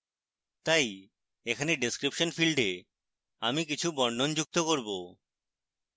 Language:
Bangla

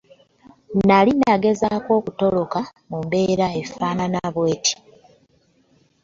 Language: Ganda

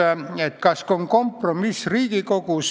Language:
Estonian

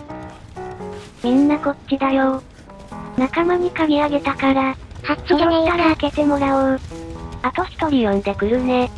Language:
Japanese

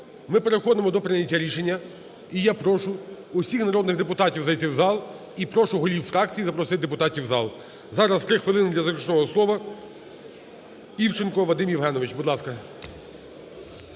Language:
Ukrainian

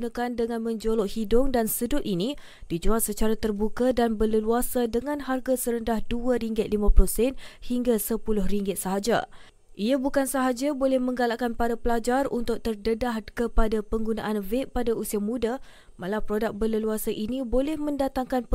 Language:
Malay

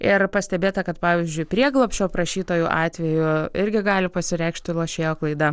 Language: Lithuanian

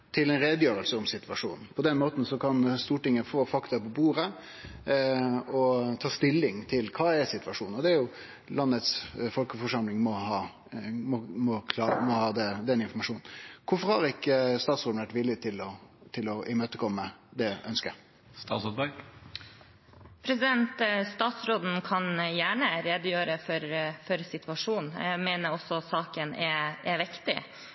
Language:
Norwegian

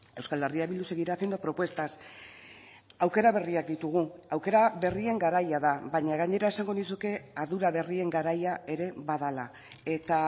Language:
Basque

